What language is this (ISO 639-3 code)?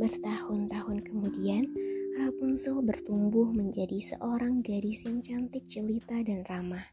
ind